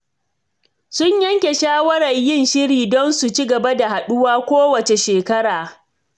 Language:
Hausa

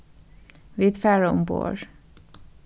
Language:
Faroese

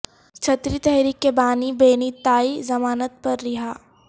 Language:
Urdu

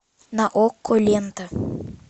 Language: Russian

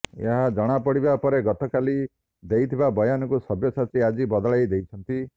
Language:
Odia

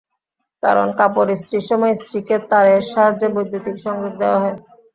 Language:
Bangla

